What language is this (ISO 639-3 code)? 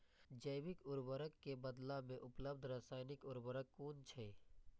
mai